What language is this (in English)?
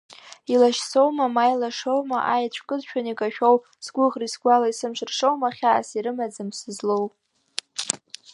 Abkhazian